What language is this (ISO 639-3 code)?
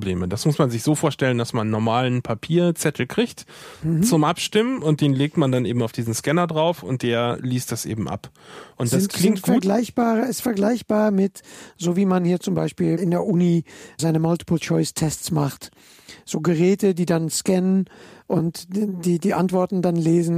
deu